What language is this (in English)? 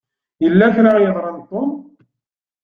Kabyle